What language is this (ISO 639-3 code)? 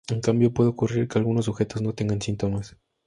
spa